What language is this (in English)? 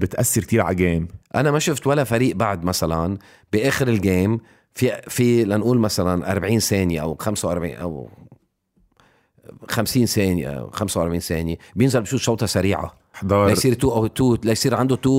Arabic